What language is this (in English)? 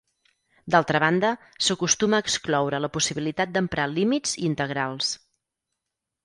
Catalan